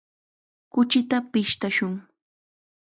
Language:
Chiquián Ancash Quechua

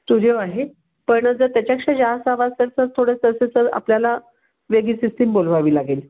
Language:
Marathi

